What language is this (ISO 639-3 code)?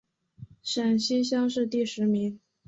zho